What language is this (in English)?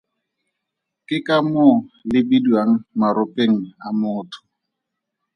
Tswana